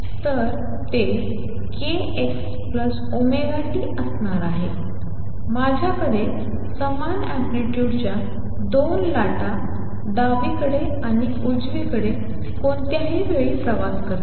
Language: Marathi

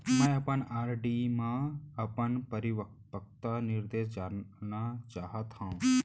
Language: Chhattisgarhi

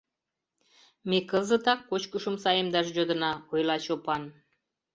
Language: Mari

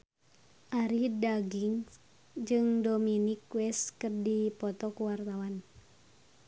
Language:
Sundanese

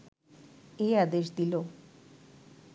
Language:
Bangla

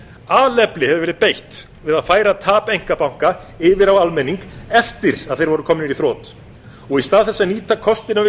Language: Icelandic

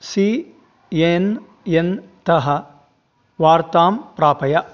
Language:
Sanskrit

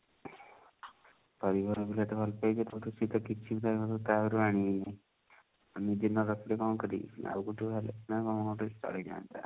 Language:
Odia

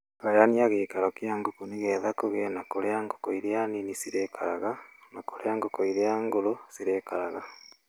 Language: Kikuyu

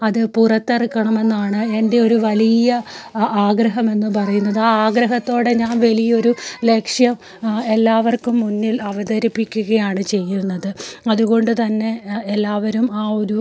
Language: Malayalam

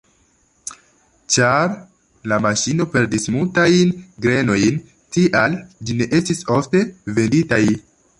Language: Esperanto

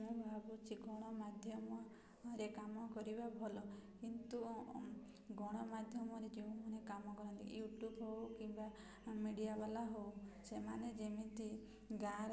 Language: Odia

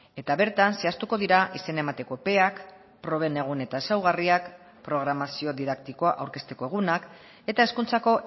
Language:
Basque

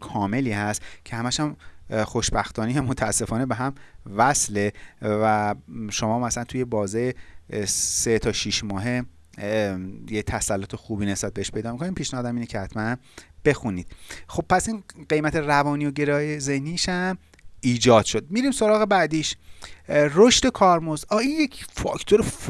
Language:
Persian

